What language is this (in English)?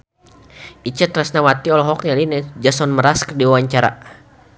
Sundanese